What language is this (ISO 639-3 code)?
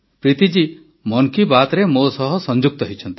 ori